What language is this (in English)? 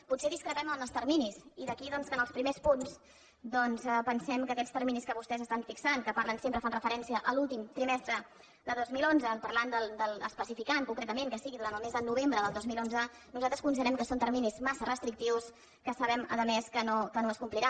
Catalan